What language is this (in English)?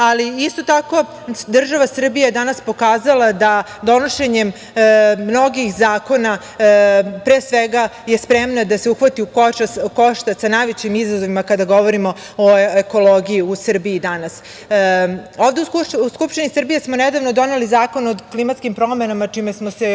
Serbian